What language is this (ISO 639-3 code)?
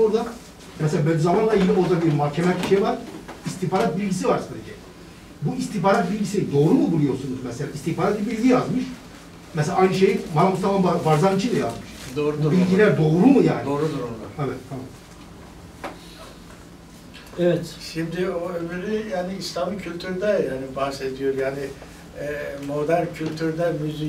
tur